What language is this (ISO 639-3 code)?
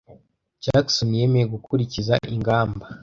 kin